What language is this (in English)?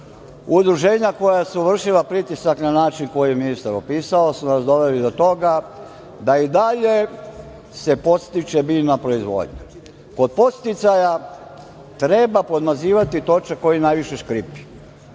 Serbian